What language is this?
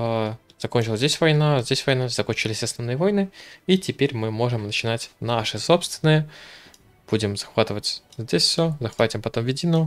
Russian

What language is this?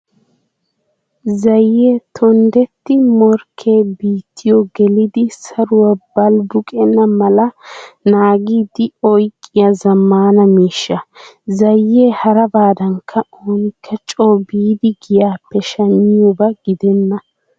Wolaytta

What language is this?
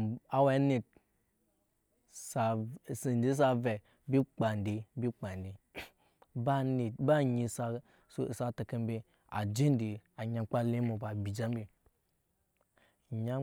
Nyankpa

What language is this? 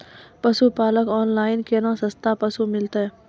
Maithili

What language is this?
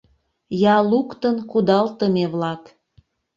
Mari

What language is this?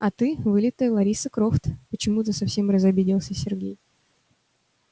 Russian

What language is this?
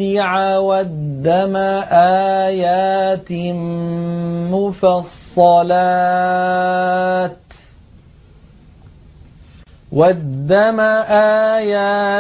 Arabic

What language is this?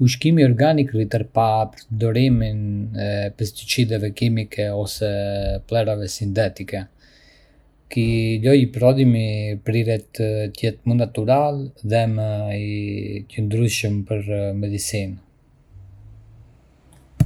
Arbëreshë Albanian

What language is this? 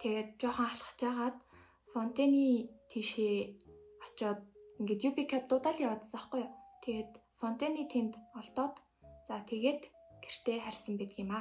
Arabic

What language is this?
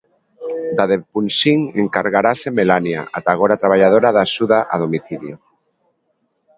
Galician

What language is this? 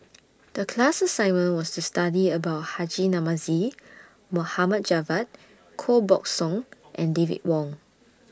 English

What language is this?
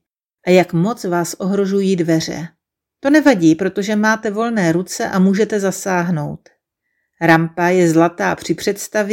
Czech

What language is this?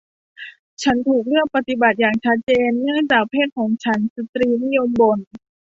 Thai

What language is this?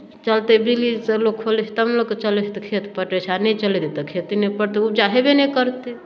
Maithili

